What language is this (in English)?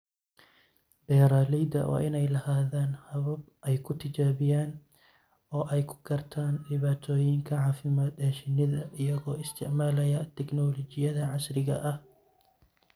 Somali